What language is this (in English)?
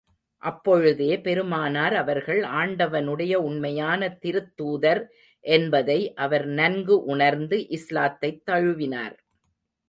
Tamil